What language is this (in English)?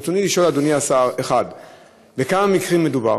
Hebrew